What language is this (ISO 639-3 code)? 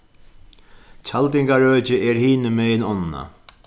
fao